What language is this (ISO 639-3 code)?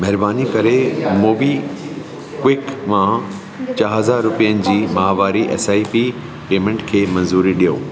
snd